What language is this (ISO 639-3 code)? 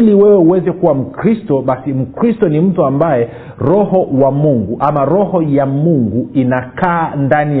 swa